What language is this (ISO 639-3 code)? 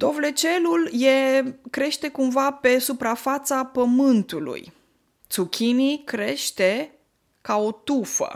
ron